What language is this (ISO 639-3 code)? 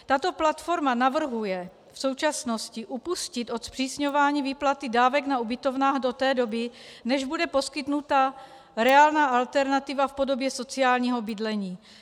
ces